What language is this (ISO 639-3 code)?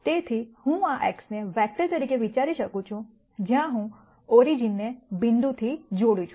guj